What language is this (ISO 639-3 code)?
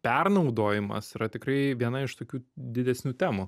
lit